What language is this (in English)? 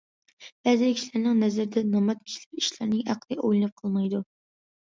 Uyghur